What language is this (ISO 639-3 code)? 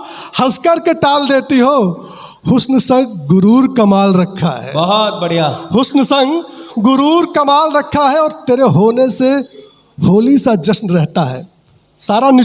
hin